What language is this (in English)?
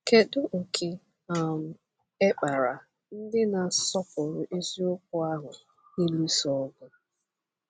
Igbo